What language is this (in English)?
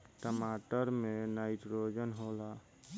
Bhojpuri